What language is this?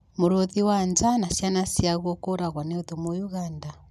Kikuyu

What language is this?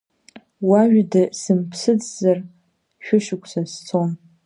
Abkhazian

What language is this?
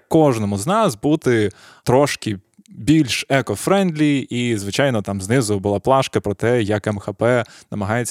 Ukrainian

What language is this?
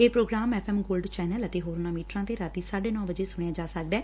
Punjabi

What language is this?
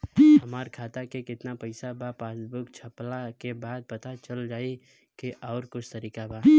Bhojpuri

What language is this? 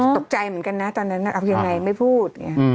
Thai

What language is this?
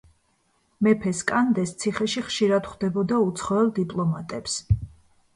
Georgian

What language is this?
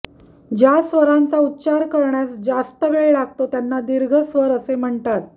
Marathi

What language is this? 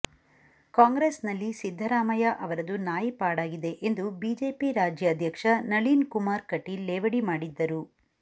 Kannada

